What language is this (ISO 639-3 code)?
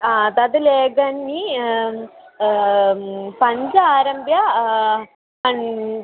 san